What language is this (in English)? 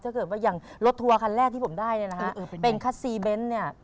Thai